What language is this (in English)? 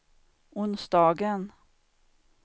Swedish